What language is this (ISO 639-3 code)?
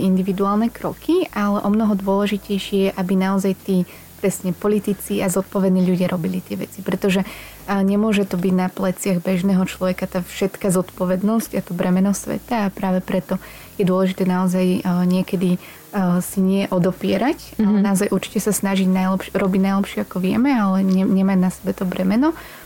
slk